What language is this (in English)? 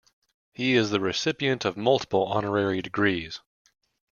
English